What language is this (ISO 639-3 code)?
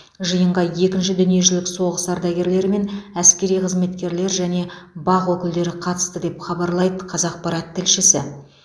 kaz